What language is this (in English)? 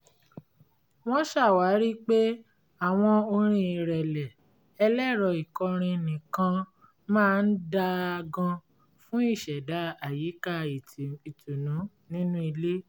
Yoruba